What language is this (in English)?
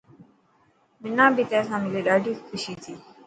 Dhatki